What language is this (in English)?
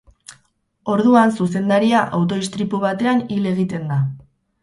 Basque